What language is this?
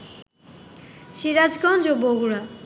Bangla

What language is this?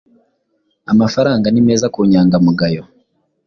Kinyarwanda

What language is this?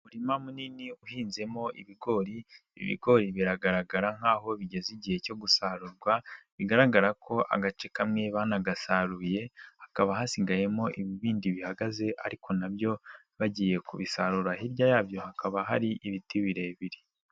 Kinyarwanda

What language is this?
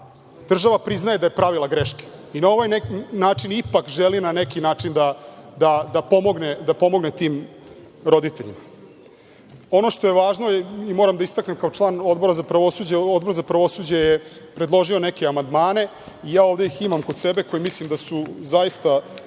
Serbian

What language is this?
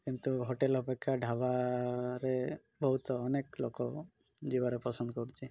Odia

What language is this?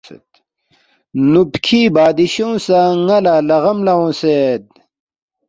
Balti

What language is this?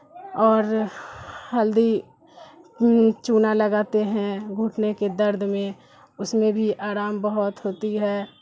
Urdu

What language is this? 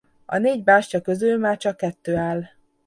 Hungarian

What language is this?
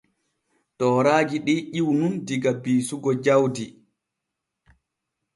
Borgu Fulfulde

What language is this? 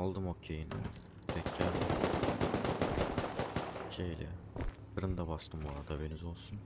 Turkish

